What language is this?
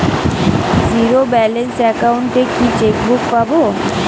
Bangla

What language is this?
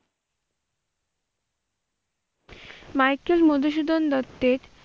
Bangla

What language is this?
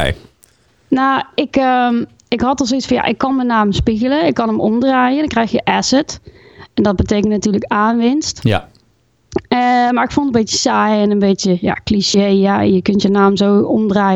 Dutch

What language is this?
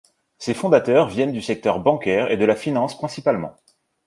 French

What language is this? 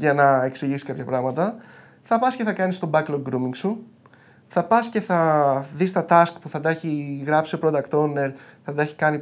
Greek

